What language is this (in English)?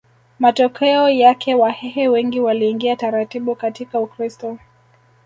Swahili